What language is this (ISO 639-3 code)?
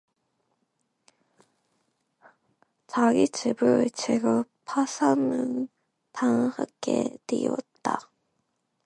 kor